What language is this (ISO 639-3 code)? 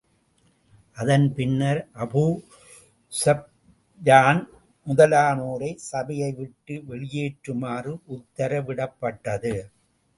tam